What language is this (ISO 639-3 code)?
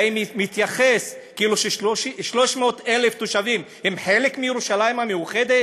heb